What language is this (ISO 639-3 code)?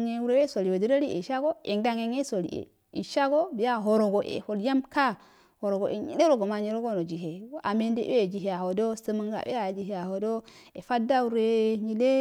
aal